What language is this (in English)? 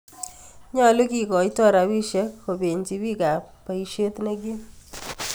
Kalenjin